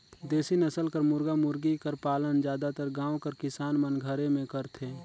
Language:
Chhattisgarhi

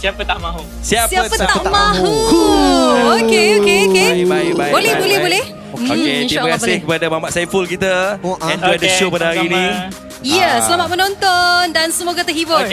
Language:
Malay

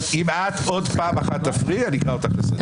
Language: Hebrew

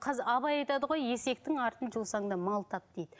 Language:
Kazakh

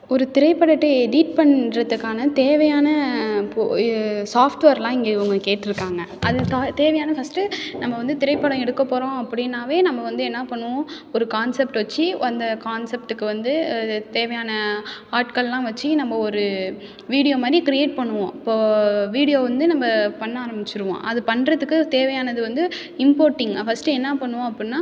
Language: Tamil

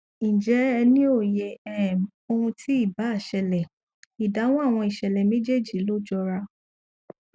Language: Yoruba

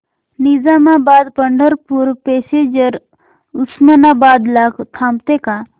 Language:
Marathi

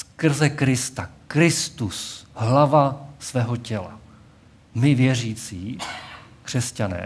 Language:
Czech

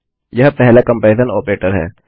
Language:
Hindi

